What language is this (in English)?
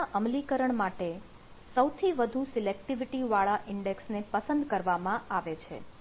Gujarati